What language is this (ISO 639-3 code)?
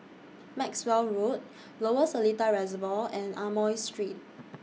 eng